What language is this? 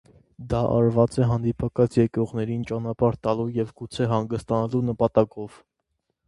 Armenian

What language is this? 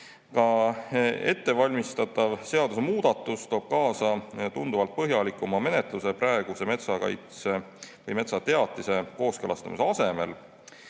Estonian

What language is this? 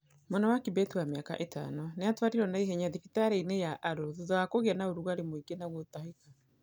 Kikuyu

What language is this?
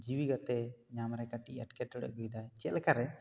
Santali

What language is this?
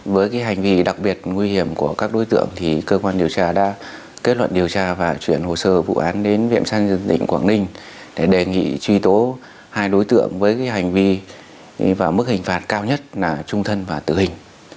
Vietnamese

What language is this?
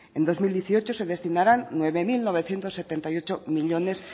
Spanish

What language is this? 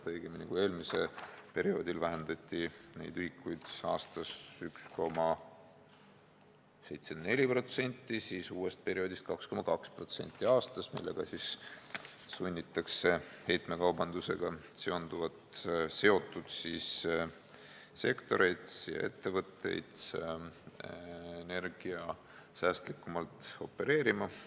Estonian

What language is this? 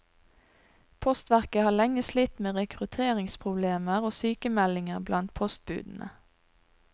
Norwegian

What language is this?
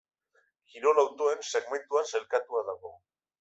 Basque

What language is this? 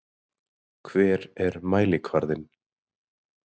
Icelandic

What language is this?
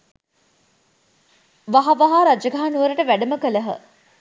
Sinhala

